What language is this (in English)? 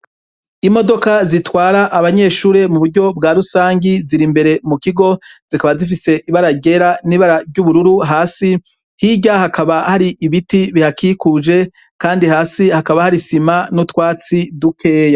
Rundi